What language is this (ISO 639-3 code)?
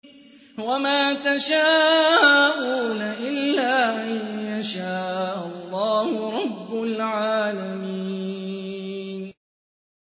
ara